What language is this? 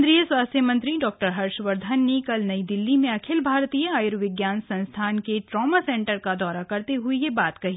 Hindi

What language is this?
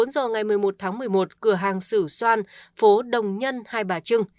Vietnamese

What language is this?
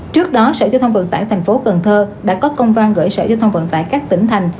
Vietnamese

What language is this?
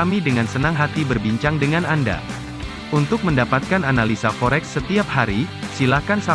Indonesian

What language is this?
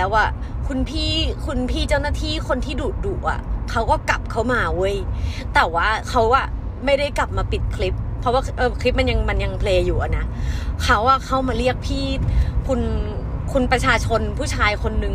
Thai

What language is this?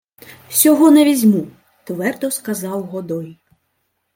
Ukrainian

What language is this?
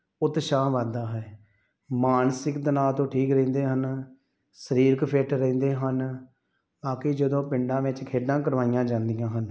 Punjabi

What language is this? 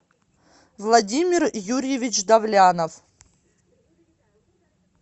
Russian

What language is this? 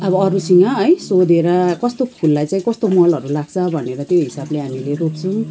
Nepali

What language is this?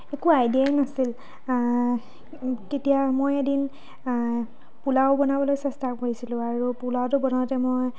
Assamese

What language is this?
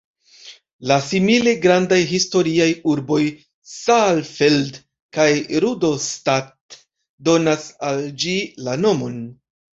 Esperanto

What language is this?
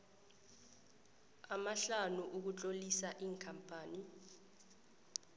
South Ndebele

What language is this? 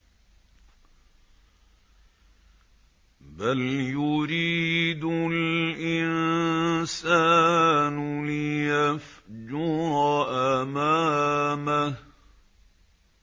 Arabic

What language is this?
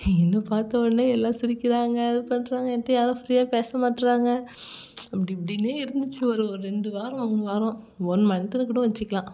Tamil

